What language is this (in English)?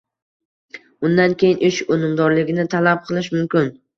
Uzbek